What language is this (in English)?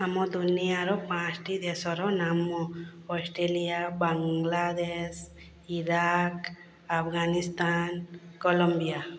Odia